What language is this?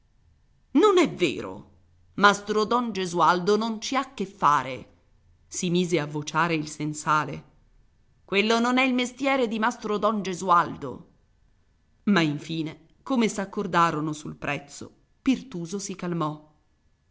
Italian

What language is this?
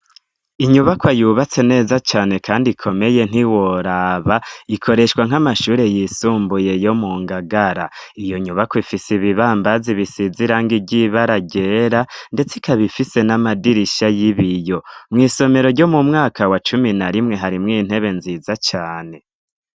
Rundi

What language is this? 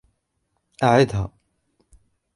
Arabic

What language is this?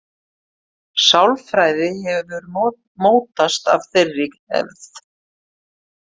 Icelandic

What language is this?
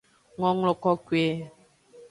Aja (Benin)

